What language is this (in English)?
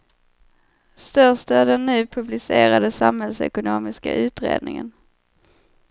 Swedish